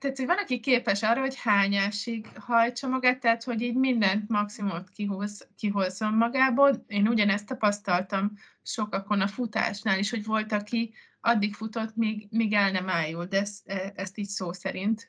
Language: Hungarian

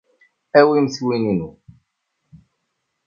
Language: Kabyle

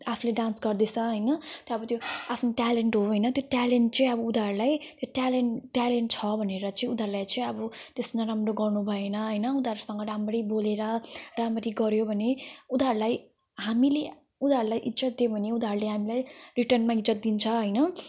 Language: Nepali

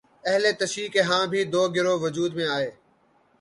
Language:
Urdu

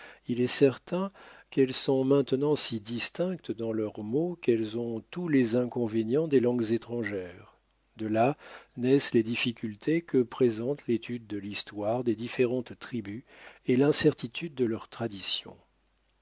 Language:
French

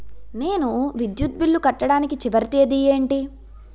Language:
Telugu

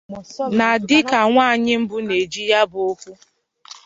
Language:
Igbo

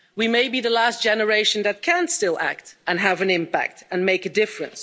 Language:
English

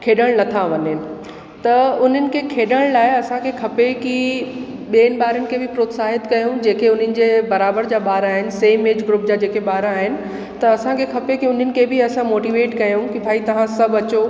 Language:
Sindhi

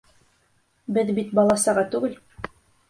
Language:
Bashkir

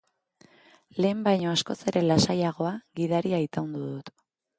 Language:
Basque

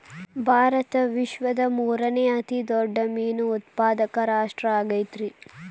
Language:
Kannada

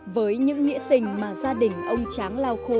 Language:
Vietnamese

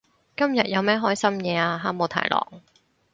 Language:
Cantonese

